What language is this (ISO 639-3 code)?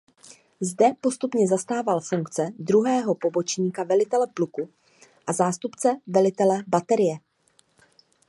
ces